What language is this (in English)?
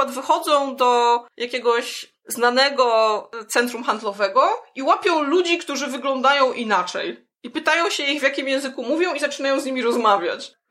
Polish